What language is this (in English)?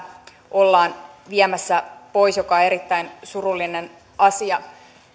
Finnish